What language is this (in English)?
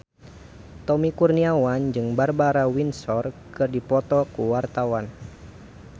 Sundanese